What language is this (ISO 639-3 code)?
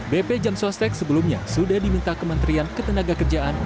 ind